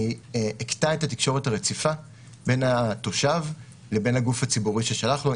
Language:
Hebrew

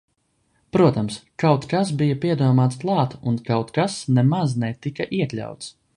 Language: Latvian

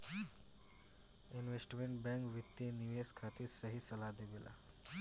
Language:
Bhojpuri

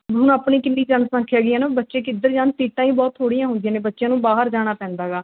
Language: Punjabi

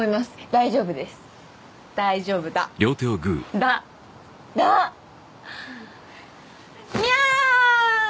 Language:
Japanese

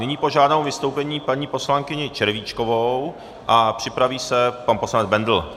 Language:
Czech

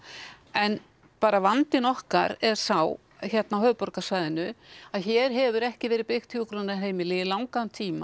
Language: Icelandic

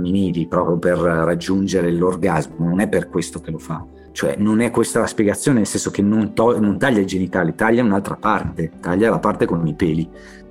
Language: Italian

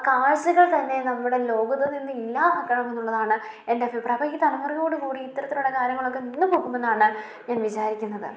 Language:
Malayalam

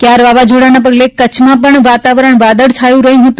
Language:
Gujarati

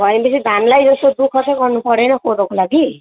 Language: Nepali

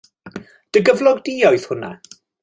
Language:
Welsh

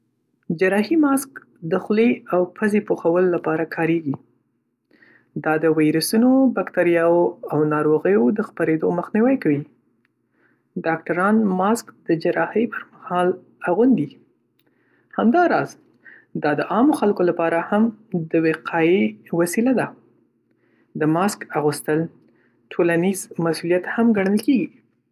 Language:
Pashto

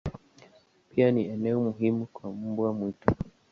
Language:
Swahili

